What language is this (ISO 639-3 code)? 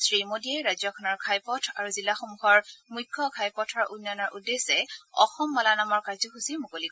asm